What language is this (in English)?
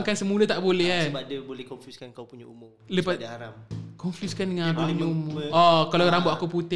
Malay